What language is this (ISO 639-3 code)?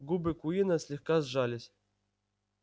rus